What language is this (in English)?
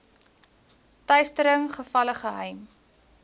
Afrikaans